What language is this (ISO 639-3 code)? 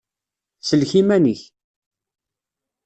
kab